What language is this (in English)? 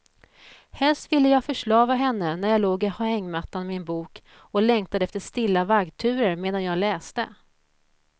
Swedish